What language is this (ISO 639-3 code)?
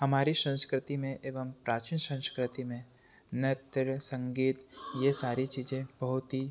hin